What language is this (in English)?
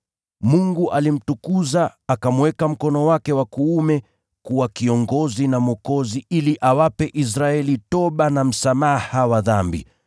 Swahili